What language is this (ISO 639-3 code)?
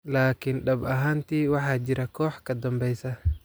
som